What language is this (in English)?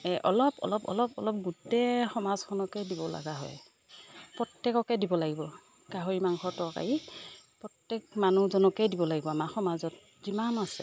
Assamese